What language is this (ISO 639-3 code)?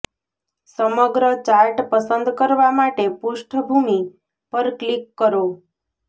guj